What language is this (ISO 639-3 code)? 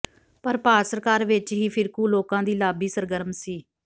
pan